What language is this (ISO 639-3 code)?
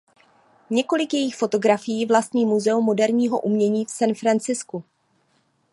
ces